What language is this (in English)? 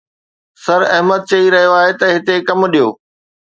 Sindhi